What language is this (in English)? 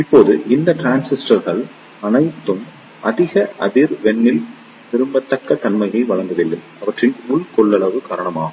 Tamil